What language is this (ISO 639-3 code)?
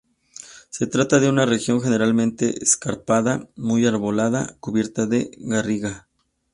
spa